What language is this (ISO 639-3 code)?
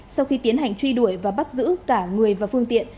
vie